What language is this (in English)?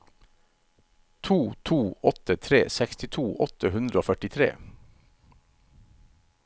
Norwegian